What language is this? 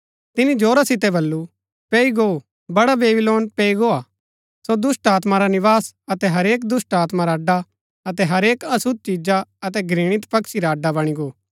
Gaddi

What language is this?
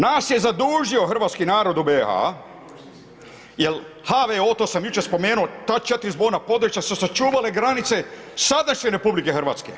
Croatian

